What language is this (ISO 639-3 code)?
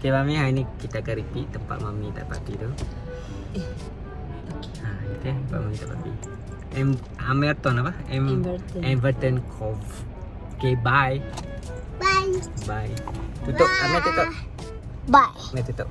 msa